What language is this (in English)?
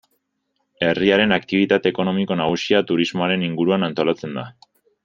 Basque